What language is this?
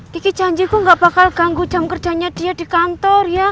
Indonesian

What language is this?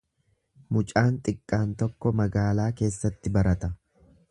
Oromo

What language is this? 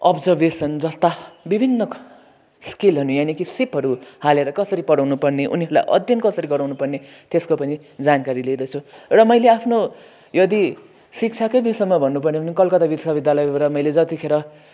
Nepali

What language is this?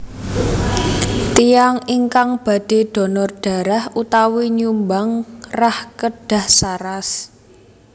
Javanese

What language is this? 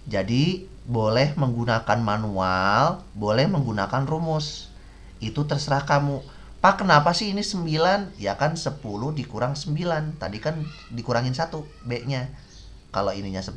Indonesian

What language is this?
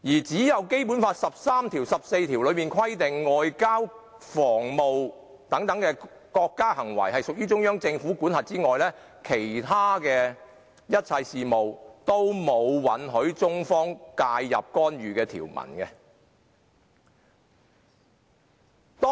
Cantonese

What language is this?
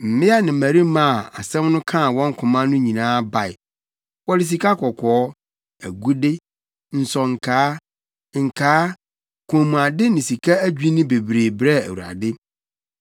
Akan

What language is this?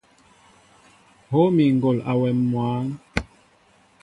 Mbo (Cameroon)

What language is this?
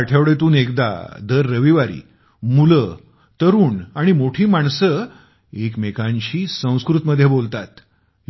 Marathi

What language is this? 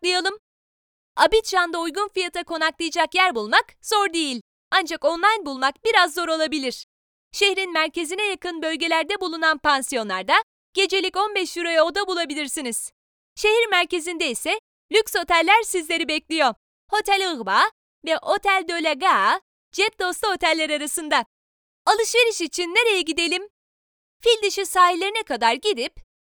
Turkish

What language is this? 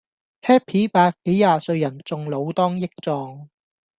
Cantonese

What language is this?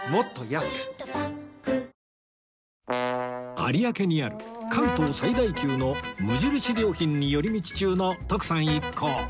Japanese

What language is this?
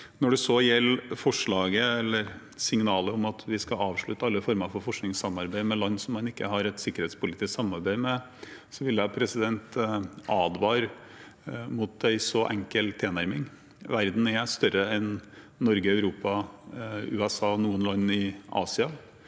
Norwegian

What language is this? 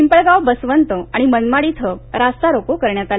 Marathi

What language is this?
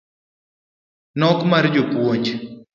Luo (Kenya and Tanzania)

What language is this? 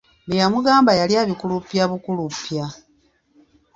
Ganda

